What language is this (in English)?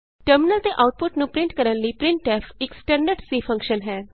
Punjabi